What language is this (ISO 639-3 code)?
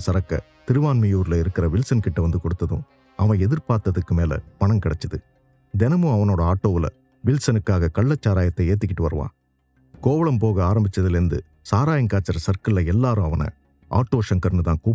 tam